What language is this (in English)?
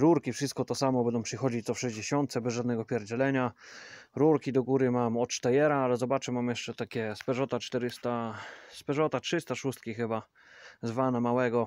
Polish